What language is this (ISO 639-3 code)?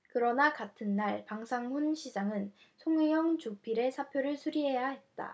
kor